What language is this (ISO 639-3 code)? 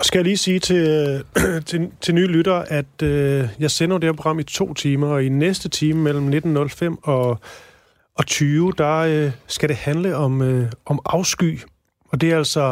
dan